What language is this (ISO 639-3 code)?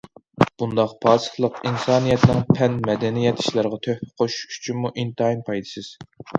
uig